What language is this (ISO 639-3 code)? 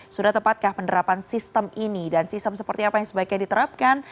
ind